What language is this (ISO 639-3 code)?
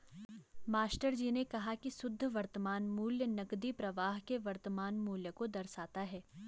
hin